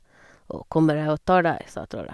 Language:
Norwegian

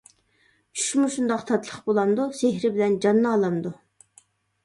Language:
Uyghur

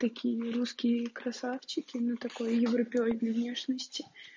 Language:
Russian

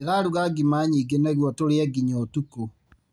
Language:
Kikuyu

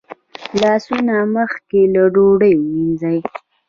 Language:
Pashto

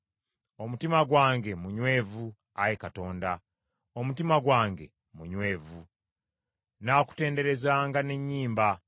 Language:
Ganda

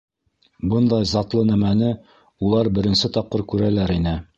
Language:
Bashkir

